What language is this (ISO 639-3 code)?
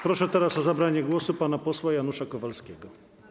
pol